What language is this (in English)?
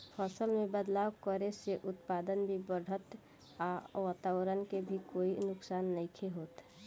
Bhojpuri